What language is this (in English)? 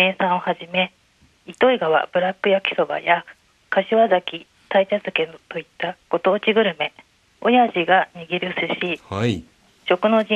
Japanese